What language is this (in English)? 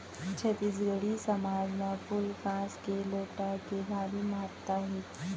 Chhattisgarhi